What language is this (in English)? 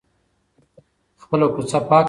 Pashto